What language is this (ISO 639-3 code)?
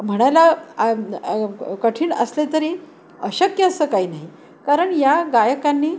mar